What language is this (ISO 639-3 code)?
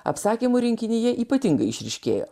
lit